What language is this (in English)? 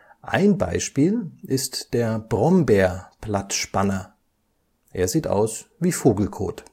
German